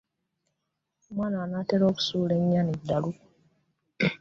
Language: Ganda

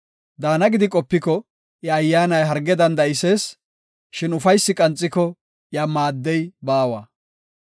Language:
Gofa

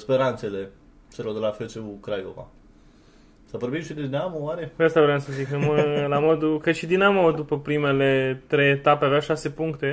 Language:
Romanian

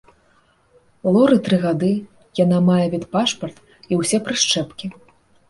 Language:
Belarusian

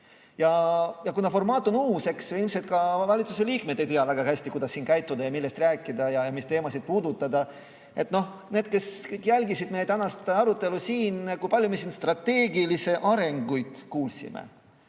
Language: Estonian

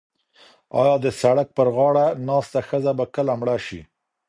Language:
Pashto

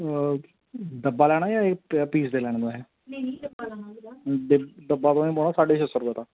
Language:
Dogri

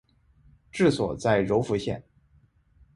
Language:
Chinese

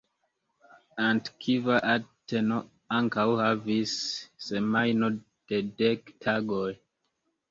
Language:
Esperanto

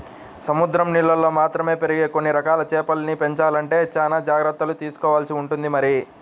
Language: Telugu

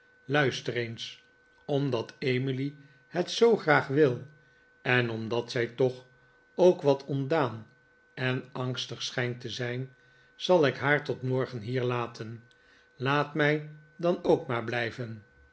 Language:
Dutch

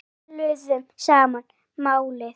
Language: Icelandic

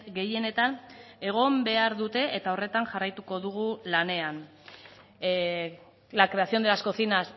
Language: Basque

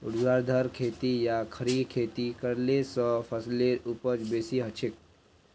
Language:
Magahi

